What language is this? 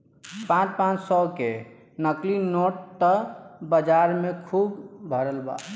Bhojpuri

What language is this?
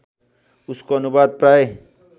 Nepali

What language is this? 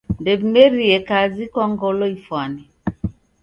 Taita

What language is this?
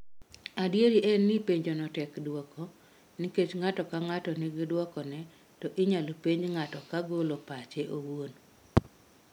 Luo (Kenya and Tanzania)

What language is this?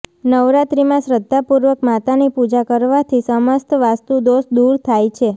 Gujarati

